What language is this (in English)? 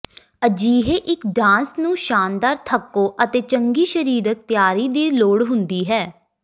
Punjabi